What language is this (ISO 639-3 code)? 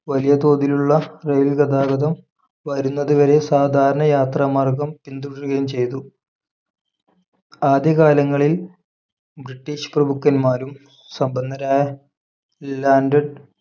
mal